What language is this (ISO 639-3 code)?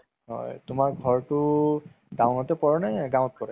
asm